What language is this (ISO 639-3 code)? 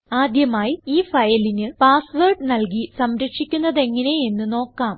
mal